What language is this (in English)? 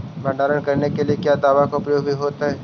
Magahi